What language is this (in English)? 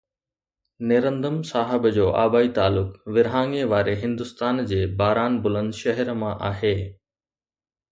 Sindhi